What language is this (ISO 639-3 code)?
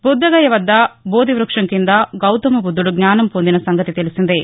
tel